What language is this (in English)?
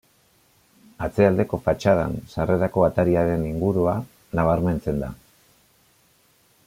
Basque